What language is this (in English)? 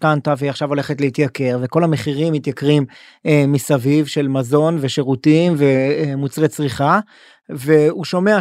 Hebrew